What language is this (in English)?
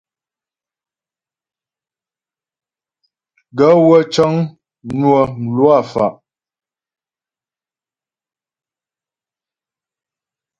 Ghomala